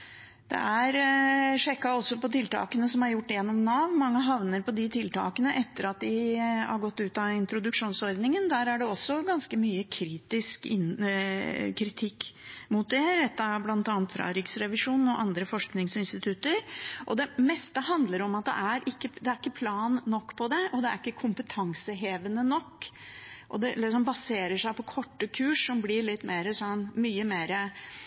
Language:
Norwegian Bokmål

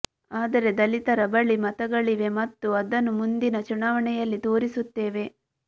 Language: Kannada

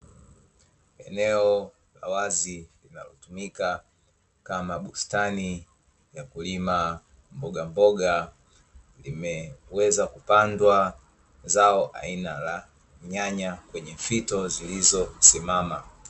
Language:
Swahili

